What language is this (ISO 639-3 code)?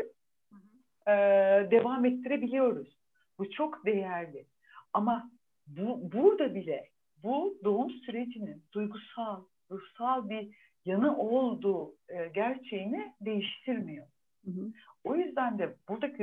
tur